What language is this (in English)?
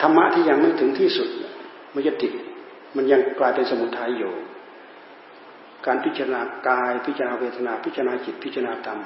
Thai